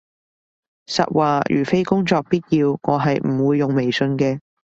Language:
Cantonese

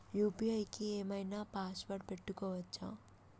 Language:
Telugu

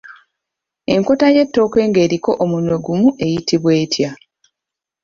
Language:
Ganda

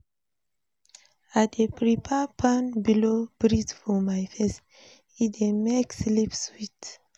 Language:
Nigerian Pidgin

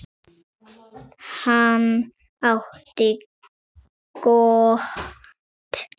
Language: Icelandic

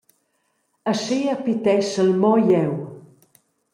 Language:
Romansh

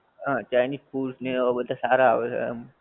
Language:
Gujarati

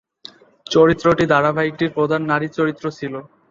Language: Bangla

